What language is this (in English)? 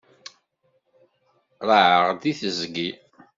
Kabyle